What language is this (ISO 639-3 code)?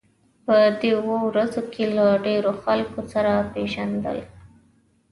pus